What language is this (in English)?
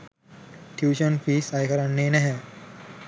Sinhala